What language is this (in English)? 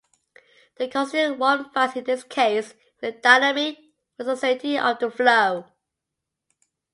English